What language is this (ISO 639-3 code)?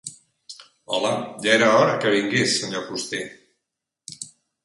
cat